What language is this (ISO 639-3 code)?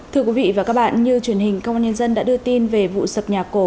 vie